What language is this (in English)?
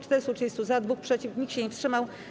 Polish